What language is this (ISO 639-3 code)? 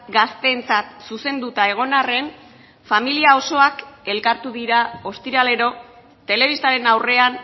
eus